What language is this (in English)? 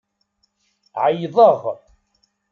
Kabyle